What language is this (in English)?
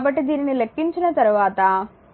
Telugu